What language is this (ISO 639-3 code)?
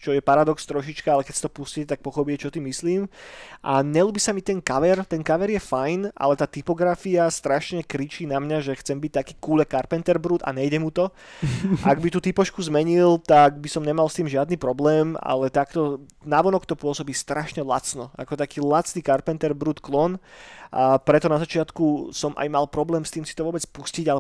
slk